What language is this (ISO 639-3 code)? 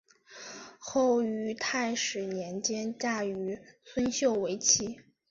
zho